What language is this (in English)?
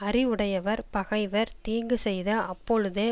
Tamil